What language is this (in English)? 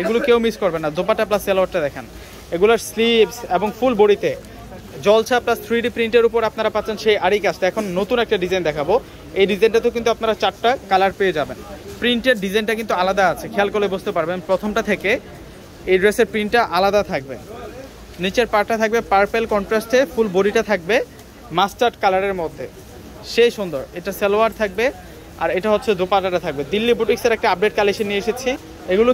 Arabic